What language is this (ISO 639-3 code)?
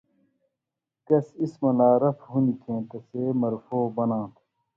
mvy